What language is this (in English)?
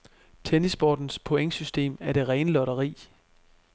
Danish